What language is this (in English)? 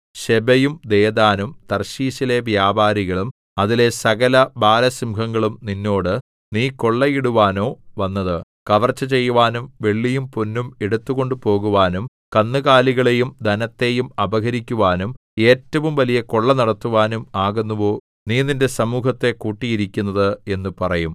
Malayalam